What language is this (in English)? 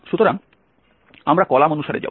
Bangla